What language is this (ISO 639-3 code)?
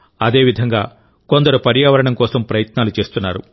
tel